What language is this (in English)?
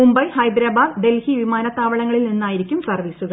Malayalam